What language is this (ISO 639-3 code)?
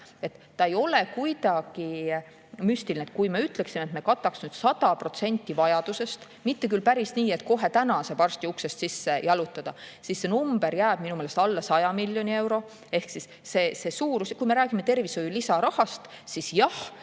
est